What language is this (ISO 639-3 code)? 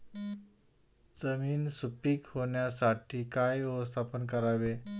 mar